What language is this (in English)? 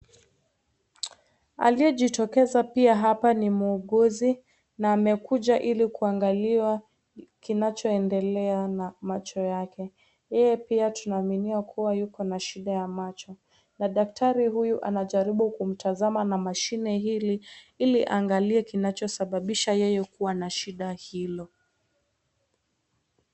Swahili